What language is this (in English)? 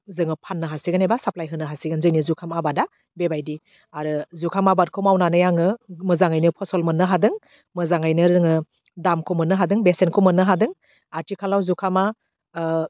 Bodo